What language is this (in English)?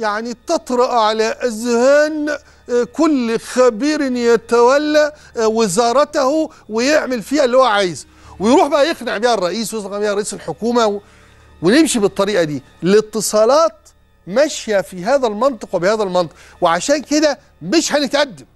Arabic